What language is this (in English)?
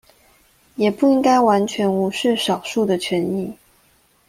Chinese